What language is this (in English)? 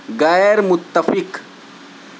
Urdu